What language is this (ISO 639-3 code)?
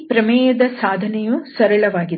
kan